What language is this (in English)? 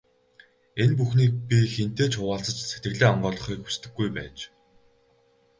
Mongolian